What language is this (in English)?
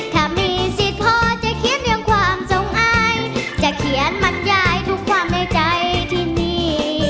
Thai